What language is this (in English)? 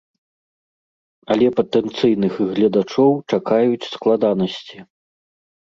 Belarusian